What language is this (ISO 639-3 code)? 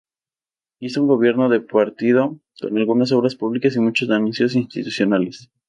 spa